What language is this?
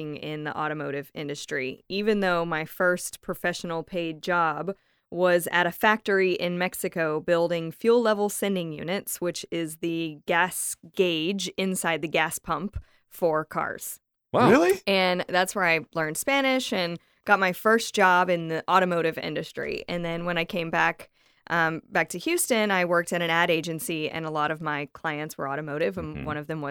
English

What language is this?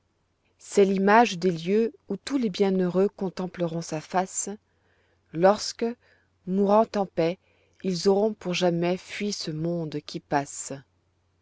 French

